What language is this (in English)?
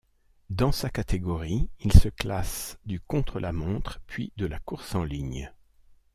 French